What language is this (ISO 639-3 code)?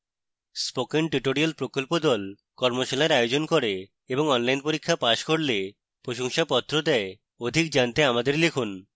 ben